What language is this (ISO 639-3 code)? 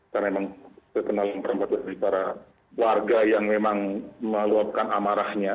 ind